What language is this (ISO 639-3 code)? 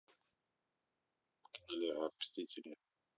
rus